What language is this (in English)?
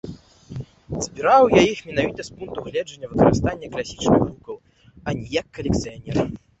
Belarusian